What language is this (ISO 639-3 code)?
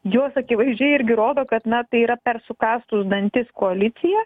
lit